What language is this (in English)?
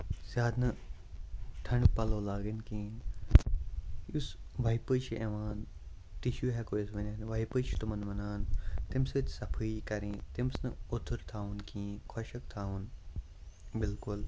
Kashmiri